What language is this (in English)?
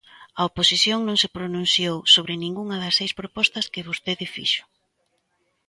Galician